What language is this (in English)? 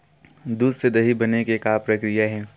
Chhattisgarhi